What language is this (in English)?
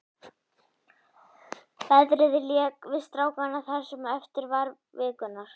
Icelandic